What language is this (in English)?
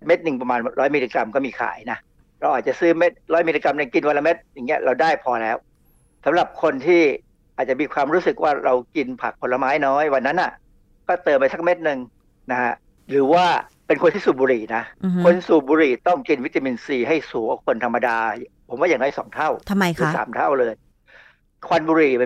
Thai